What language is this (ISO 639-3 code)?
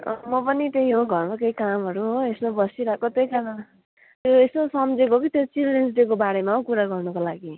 nep